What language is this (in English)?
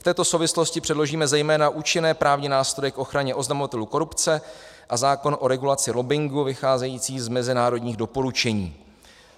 Czech